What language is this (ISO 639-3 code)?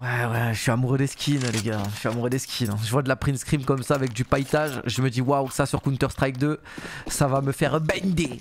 fra